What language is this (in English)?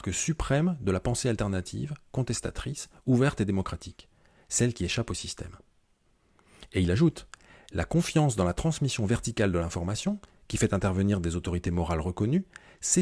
French